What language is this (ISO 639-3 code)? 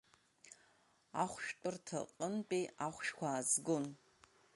abk